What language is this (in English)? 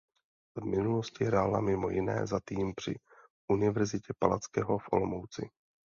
Czech